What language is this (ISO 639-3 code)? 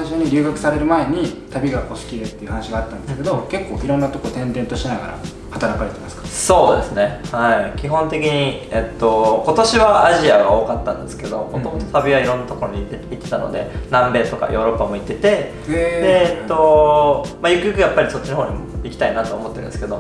jpn